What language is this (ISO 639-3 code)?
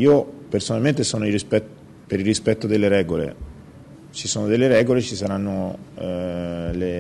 ita